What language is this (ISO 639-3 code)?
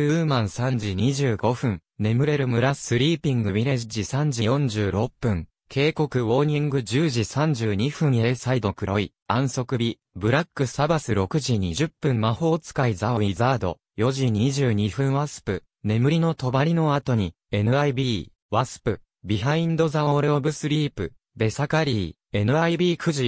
jpn